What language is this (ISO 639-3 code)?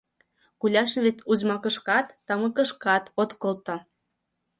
chm